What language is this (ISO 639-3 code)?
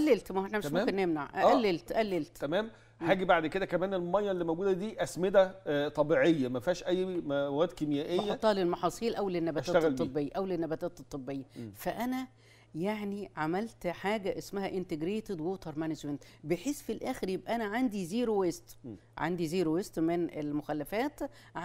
ara